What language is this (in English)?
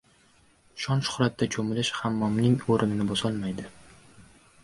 Uzbek